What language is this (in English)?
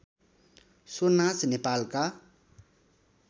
Nepali